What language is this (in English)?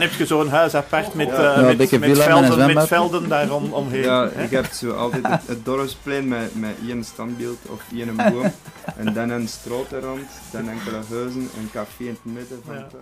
Dutch